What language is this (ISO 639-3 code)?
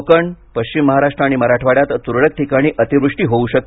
mar